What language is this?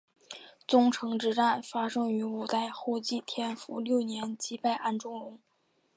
Chinese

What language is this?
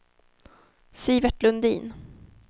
Swedish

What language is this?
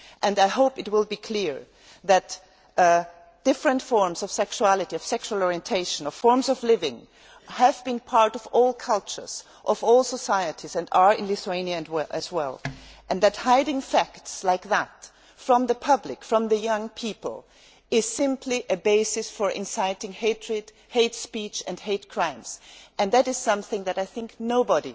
English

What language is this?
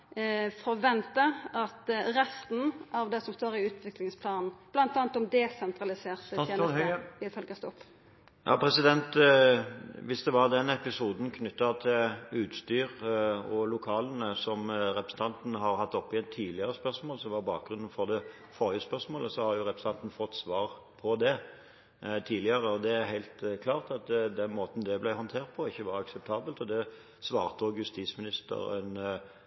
Norwegian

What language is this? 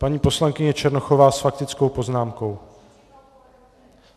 Czech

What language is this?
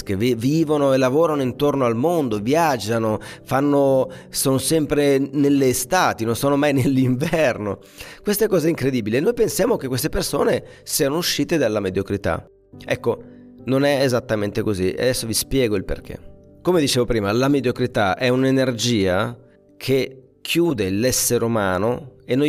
Italian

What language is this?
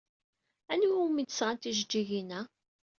Kabyle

